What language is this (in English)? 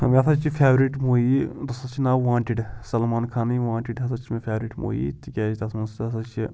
Kashmiri